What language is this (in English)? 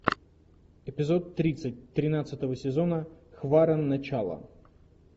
Russian